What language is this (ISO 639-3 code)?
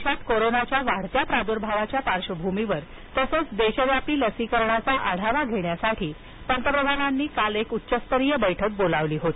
mar